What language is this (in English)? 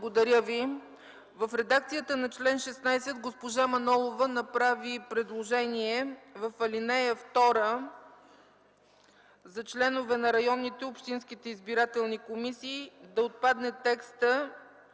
Bulgarian